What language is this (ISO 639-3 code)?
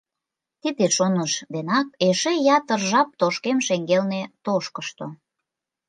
chm